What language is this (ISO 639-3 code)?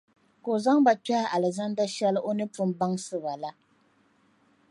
dag